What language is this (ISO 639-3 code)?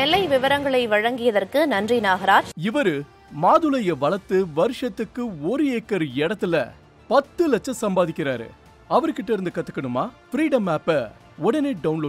ara